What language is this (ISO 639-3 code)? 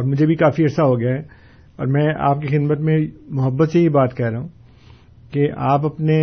urd